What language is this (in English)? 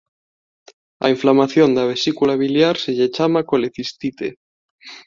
Galician